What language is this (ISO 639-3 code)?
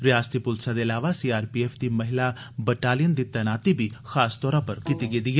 doi